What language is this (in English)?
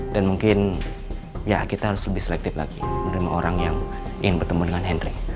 Indonesian